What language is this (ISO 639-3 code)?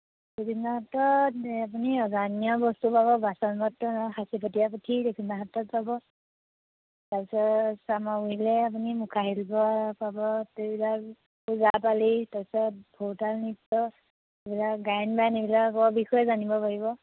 asm